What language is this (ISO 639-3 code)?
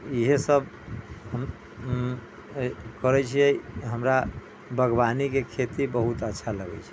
mai